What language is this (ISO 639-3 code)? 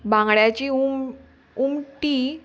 kok